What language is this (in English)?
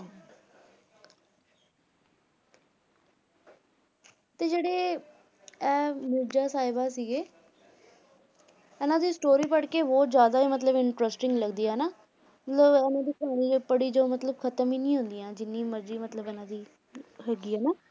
Punjabi